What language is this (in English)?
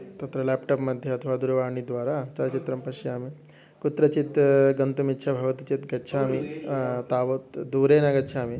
Sanskrit